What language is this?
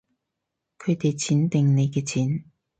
Cantonese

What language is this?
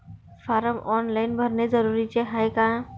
Marathi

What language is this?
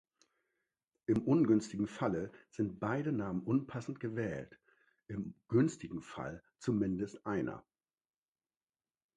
German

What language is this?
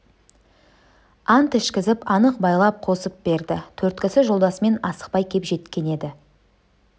Kazakh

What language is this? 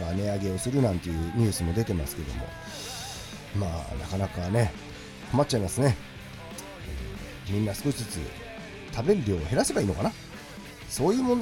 Japanese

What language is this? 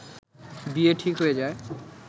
Bangla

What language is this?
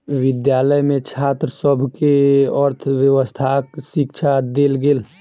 Maithili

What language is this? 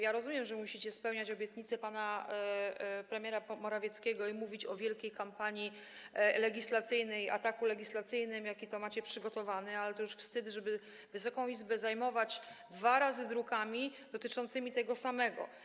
Polish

